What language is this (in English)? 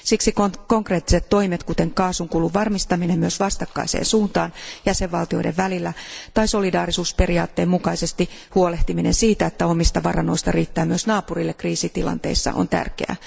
Finnish